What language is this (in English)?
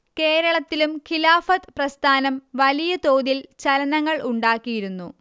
Malayalam